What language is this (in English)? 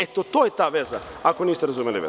Serbian